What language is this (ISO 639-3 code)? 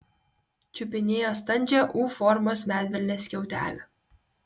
lit